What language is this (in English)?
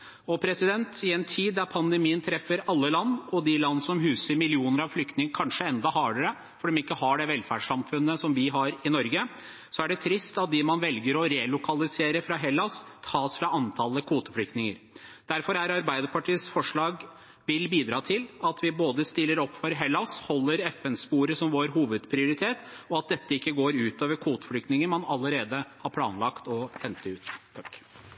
Norwegian Bokmål